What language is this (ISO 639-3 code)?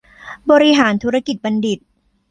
tha